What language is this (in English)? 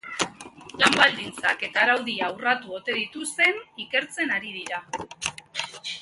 Basque